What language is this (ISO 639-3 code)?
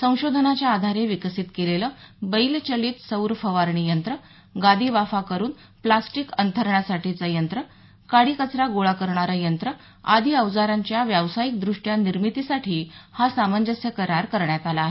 mar